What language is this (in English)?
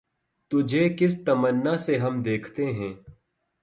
Urdu